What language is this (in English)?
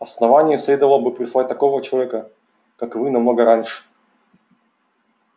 Russian